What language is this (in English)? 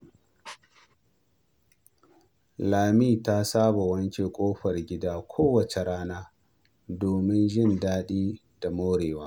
Hausa